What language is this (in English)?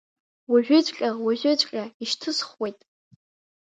Abkhazian